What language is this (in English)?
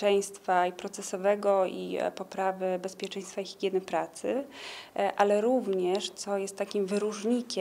Polish